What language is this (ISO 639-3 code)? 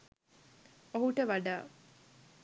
sin